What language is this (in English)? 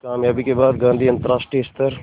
Hindi